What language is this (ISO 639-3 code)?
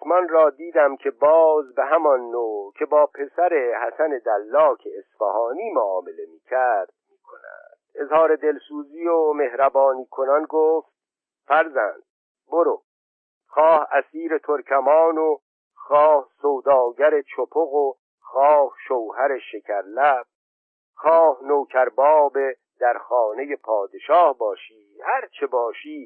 fas